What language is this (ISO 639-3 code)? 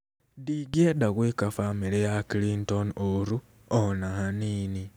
kik